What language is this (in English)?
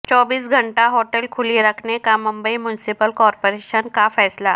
Urdu